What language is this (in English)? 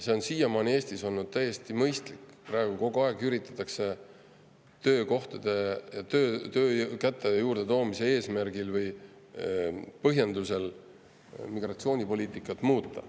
Estonian